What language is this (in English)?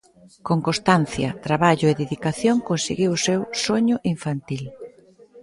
Galician